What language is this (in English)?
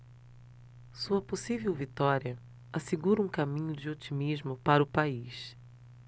Portuguese